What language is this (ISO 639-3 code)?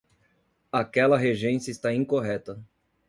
por